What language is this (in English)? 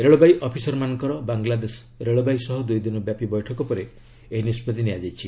Odia